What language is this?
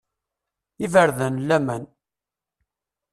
Kabyle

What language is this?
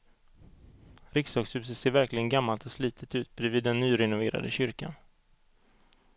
Swedish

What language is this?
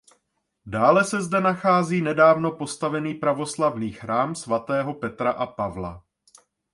Czech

